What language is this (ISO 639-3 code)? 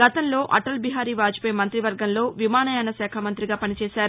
tel